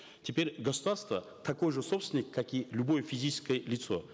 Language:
Kazakh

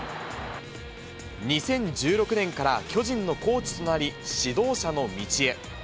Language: Japanese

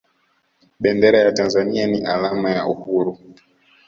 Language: Swahili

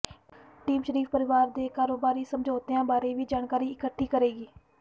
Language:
Punjabi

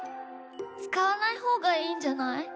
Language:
Japanese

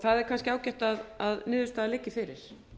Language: Icelandic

